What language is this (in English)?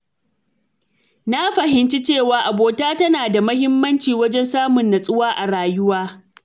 Hausa